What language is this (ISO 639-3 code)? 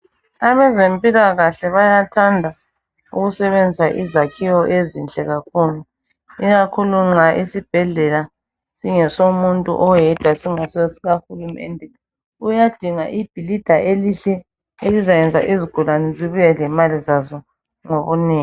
nde